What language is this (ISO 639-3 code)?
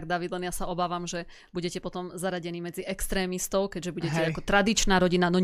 slk